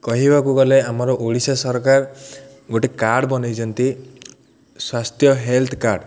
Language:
Odia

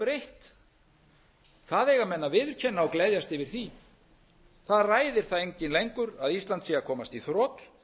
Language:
Icelandic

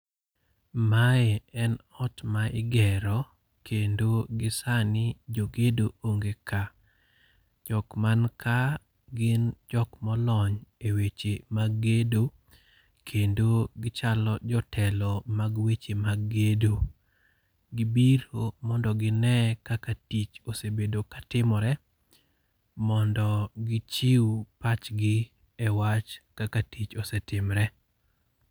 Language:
Luo (Kenya and Tanzania)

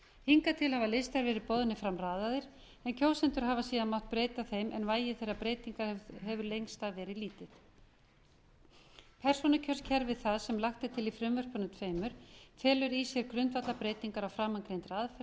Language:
Icelandic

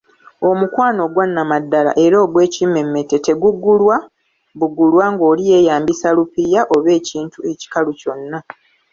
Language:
Ganda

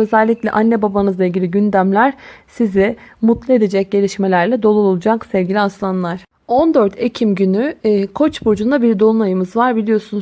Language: Turkish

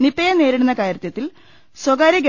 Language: Malayalam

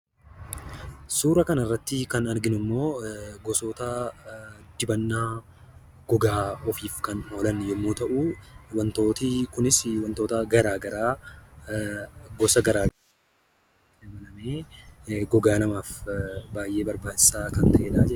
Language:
Oromo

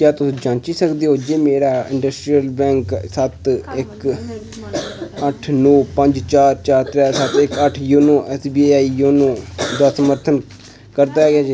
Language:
Dogri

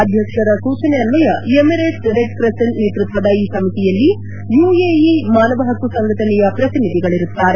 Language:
Kannada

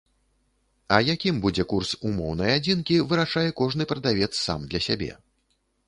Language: Belarusian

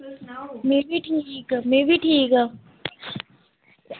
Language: Dogri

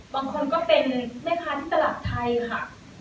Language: Thai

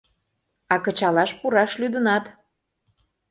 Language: Mari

